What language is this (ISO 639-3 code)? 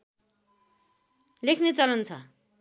nep